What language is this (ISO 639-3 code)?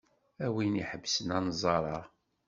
kab